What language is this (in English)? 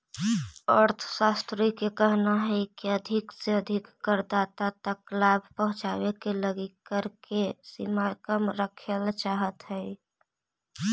Magahi